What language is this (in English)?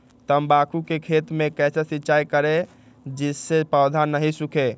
Magahi